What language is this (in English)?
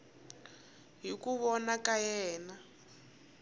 Tsonga